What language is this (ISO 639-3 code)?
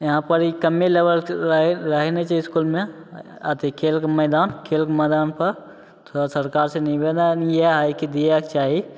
mai